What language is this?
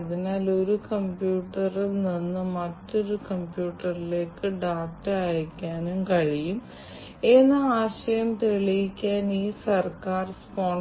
Malayalam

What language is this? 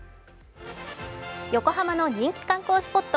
Japanese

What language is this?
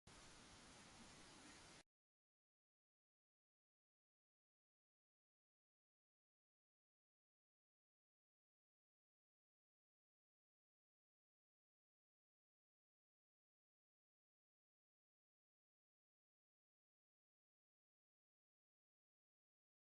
Korean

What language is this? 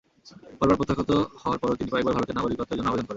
Bangla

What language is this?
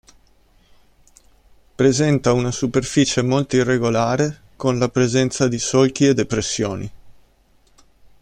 Italian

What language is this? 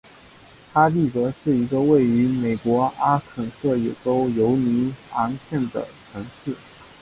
Chinese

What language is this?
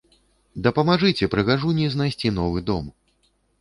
Belarusian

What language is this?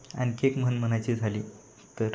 Marathi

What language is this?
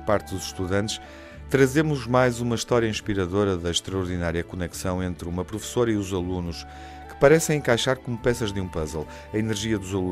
Portuguese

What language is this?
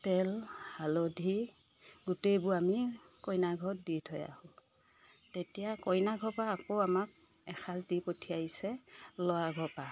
Assamese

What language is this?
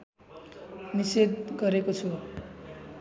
Nepali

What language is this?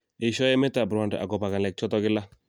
Kalenjin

